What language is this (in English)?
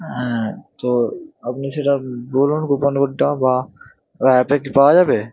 Bangla